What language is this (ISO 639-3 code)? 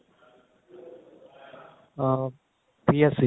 pan